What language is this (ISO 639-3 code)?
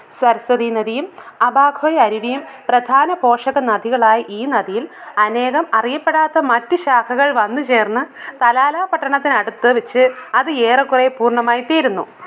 mal